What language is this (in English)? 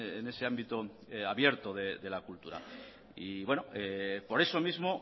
Spanish